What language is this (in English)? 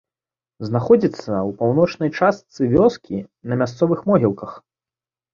Belarusian